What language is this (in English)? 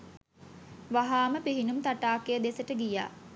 Sinhala